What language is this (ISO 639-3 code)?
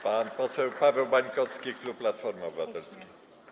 pol